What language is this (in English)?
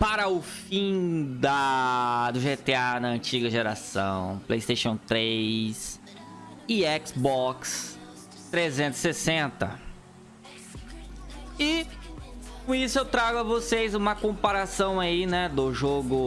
Portuguese